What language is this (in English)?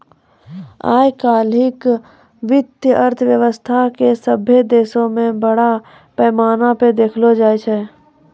Maithili